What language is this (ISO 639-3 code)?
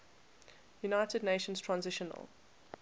eng